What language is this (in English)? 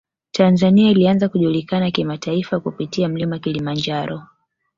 Swahili